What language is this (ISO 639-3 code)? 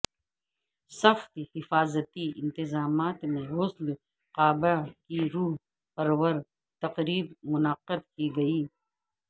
urd